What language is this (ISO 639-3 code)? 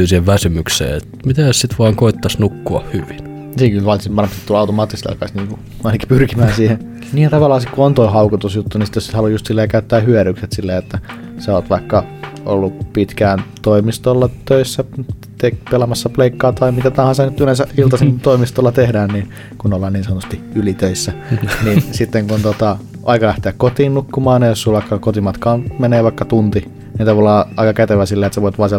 fin